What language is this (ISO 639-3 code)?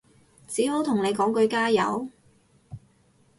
yue